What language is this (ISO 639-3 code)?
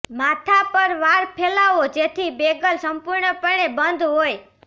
guj